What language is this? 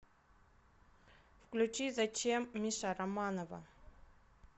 Russian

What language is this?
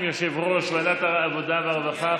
Hebrew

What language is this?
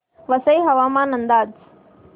Marathi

